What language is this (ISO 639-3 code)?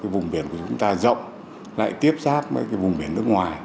vie